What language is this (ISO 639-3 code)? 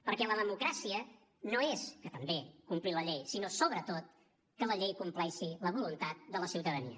cat